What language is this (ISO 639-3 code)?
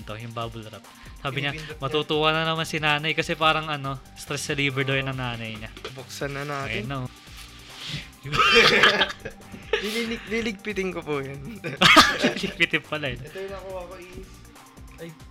fil